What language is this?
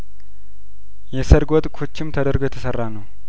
Amharic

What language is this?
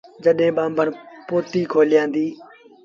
Sindhi Bhil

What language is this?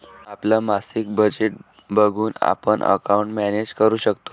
Marathi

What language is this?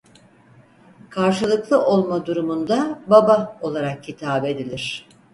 Turkish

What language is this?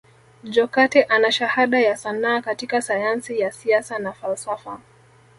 Swahili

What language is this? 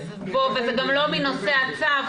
Hebrew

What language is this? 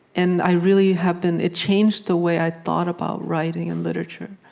English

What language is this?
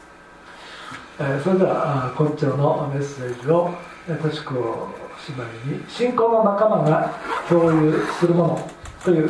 Japanese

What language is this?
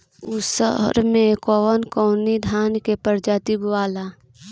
Bhojpuri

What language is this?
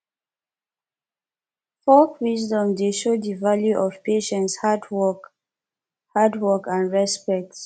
Nigerian Pidgin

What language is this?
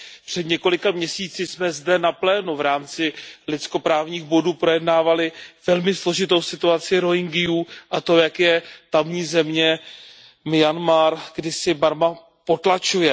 Czech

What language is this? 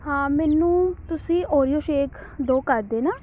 Punjabi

